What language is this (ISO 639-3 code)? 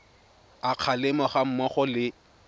tsn